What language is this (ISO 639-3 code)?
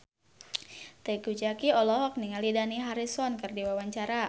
sun